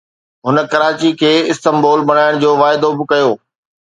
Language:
Sindhi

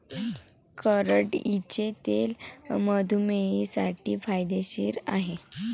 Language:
Marathi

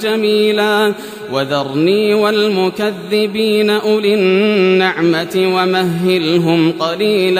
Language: Arabic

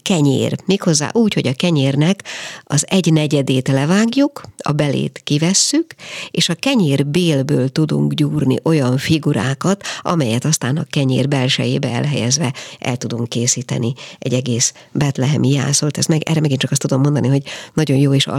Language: Hungarian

